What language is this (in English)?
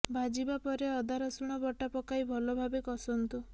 Odia